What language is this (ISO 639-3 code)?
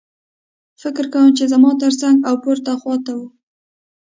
pus